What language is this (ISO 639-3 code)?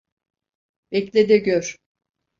tur